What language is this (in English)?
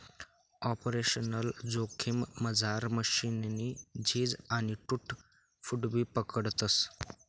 Marathi